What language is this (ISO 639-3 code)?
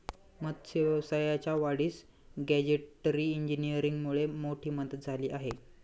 mar